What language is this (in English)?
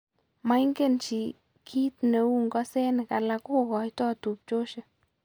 Kalenjin